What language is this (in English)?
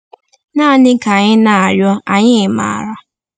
Igbo